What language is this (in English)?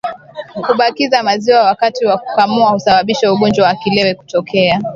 Swahili